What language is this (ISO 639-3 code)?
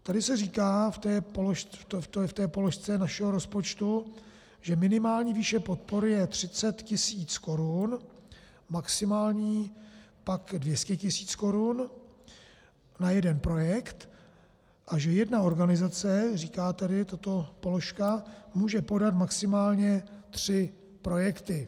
ces